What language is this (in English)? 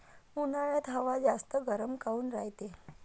Marathi